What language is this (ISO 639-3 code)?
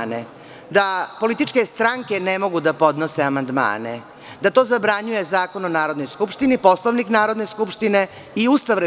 srp